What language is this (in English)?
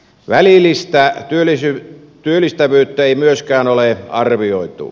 Finnish